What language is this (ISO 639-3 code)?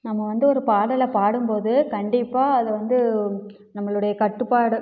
tam